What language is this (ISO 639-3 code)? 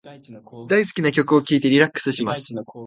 jpn